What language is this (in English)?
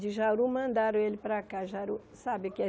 Portuguese